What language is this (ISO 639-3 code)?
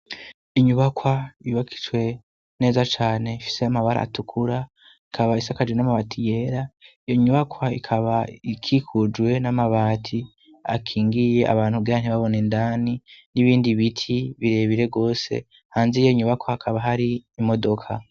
run